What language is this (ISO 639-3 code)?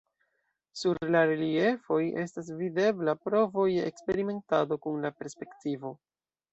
epo